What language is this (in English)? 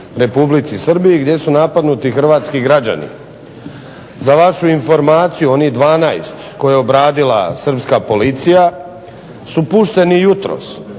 Croatian